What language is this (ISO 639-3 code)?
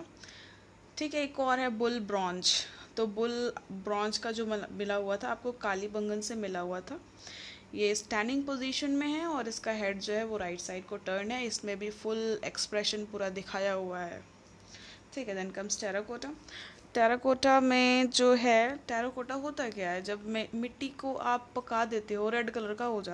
hin